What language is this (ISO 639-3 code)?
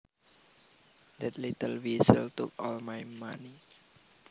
jav